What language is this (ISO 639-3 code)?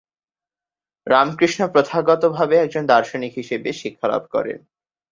ben